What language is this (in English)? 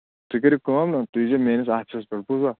Kashmiri